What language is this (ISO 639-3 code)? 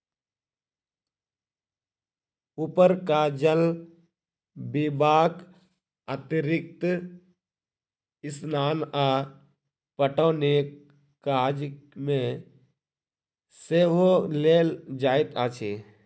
mai